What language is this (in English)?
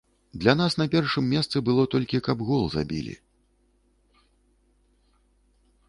Belarusian